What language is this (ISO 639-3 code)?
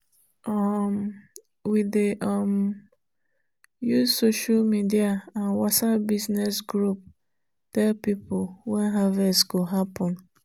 pcm